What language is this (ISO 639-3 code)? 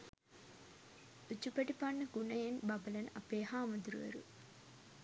sin